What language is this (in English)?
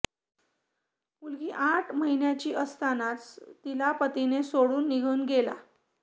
Marathi